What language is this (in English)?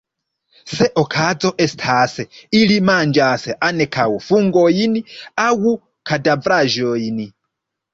Esperanto